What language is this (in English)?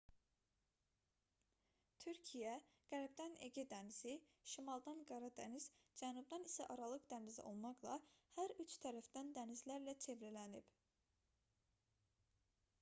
Azerbaijani